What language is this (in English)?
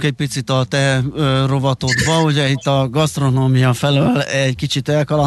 Hungarian